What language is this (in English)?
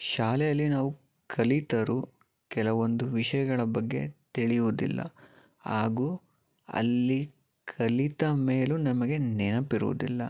Kannada